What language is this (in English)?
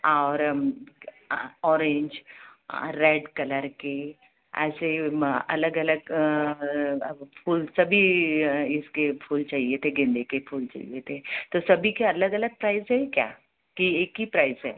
Hindi